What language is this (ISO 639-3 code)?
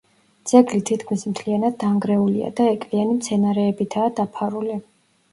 kat